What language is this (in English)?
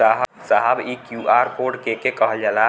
Bhojpuri